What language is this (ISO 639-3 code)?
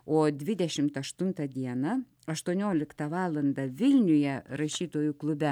lit